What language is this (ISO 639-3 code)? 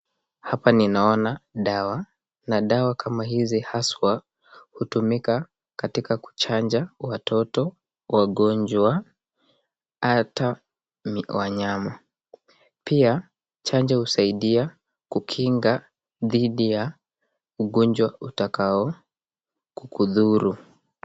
swa